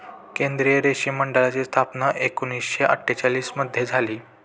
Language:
Marathi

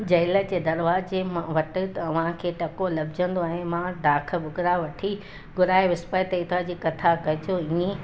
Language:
Sindhi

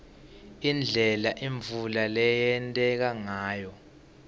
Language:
Swati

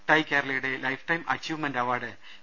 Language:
Malayalam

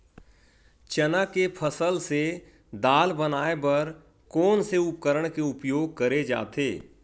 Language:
Chhattisgarhi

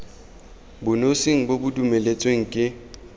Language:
Tswana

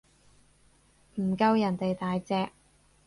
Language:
Cantonese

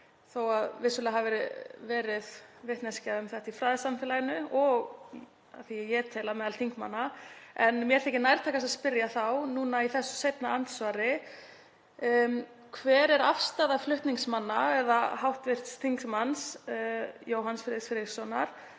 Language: Icelandic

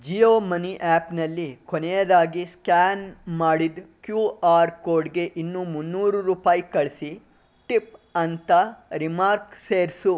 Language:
Kannada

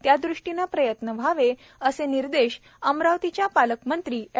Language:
Marathi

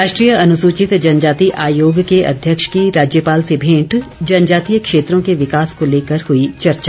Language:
Hindi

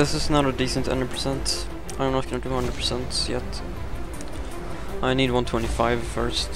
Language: English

